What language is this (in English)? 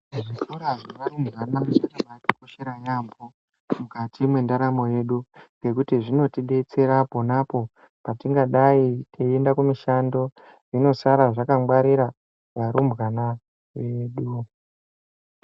Ndau